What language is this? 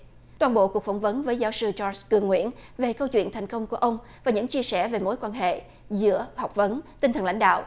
Vietnamese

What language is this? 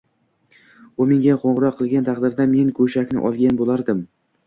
Uzbek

